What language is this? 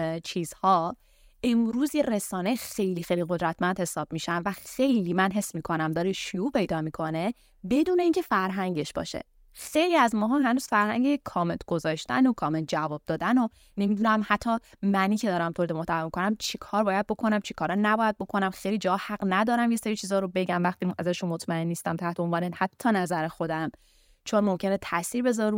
Persian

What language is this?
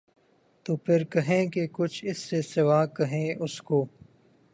Urdu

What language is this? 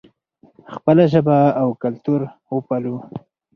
Pashto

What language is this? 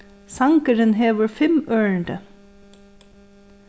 Faroese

